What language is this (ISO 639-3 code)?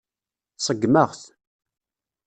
kab